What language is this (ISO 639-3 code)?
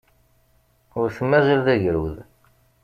kab